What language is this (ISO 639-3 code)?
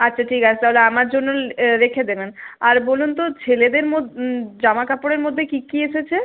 ben